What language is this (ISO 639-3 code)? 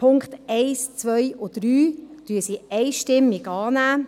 gsw